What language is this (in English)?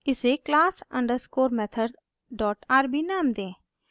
Hindi